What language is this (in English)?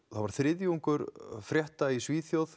Icelandic